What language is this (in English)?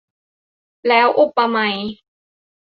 Thai